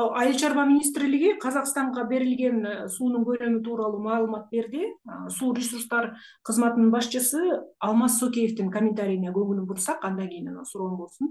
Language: Turkish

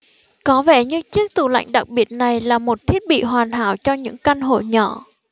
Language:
Vietnamese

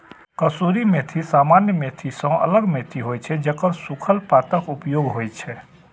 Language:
Maithili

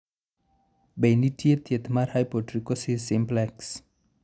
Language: Luo (Kenya and Tanzania)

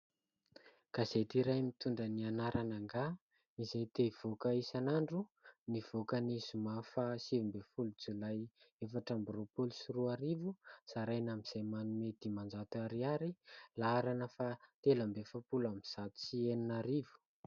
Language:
Malagasy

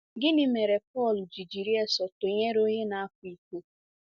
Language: Igbo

